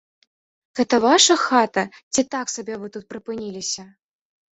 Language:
Belarusian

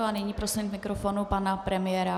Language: Czech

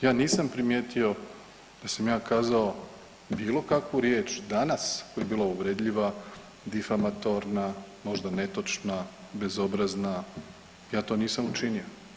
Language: Croatian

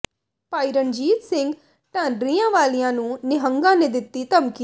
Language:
Punjabi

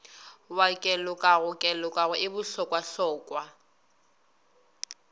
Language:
Northern Sotho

